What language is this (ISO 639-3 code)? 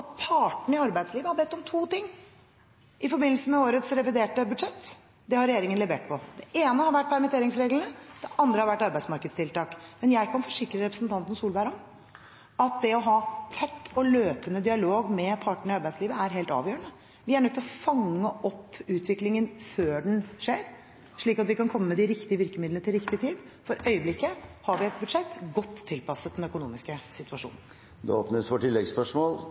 nob